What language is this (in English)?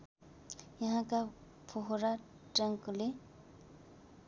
Nepali